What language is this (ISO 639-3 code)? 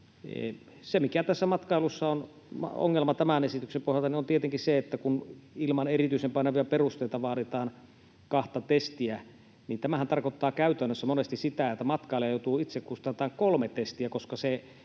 fin